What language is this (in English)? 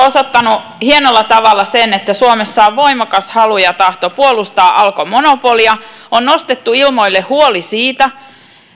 Finnish